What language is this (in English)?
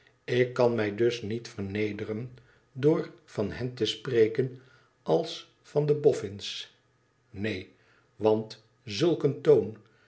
Dutch